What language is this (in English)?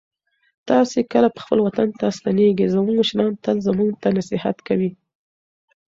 Pashto